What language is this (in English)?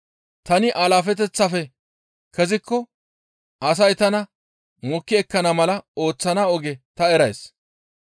Gamo